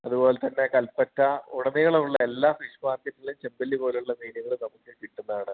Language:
Malayalam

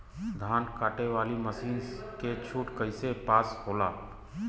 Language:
Bhojpuri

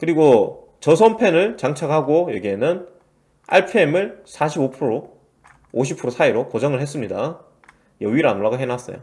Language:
Korean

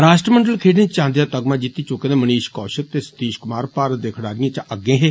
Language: Dogri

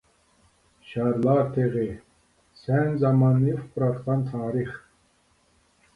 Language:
Uyghur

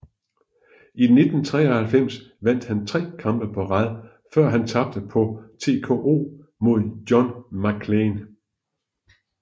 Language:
Danish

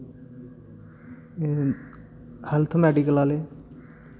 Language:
Dogri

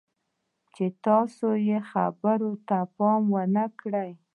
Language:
Pashto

